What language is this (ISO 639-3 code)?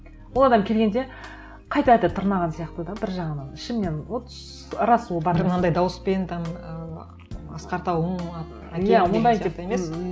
kaz